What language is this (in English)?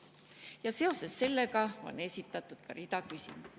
Estonian